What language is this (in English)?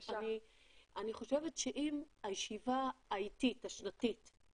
Hebrew